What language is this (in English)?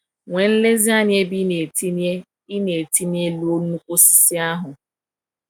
Igbo